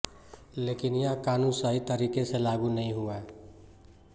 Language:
Hindi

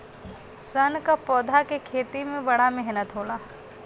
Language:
Bhojpuri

